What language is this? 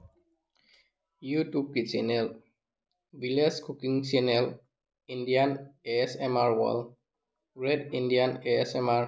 Manipuri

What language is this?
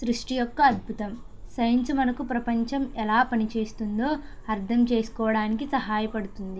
Telugu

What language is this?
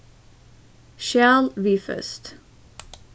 Faroese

